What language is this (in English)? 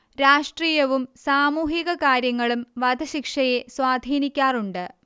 Malayalam